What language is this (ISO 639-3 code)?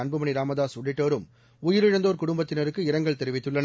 tam